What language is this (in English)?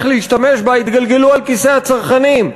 Hebrew